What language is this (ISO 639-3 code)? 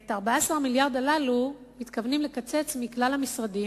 heb